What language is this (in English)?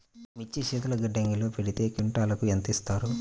Telugu